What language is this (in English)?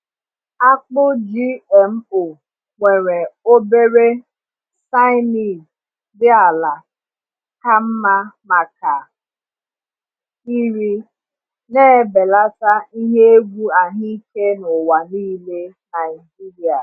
Igbo